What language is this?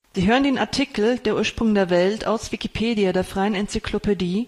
German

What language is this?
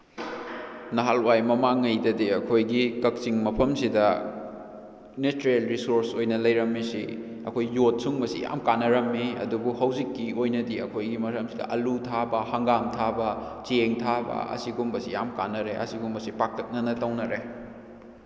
Manipuri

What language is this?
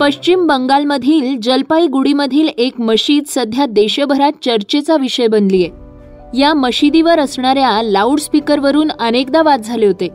Marathi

